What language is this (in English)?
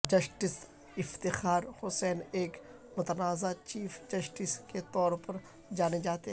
Urdu